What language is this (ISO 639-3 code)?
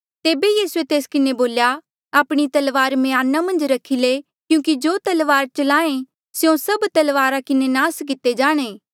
mjl